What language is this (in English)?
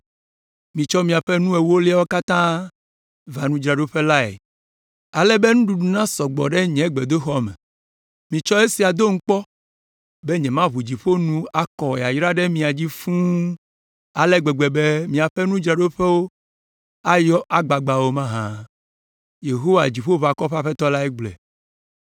Ewe